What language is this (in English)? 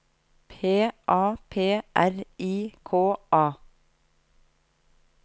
Norwegian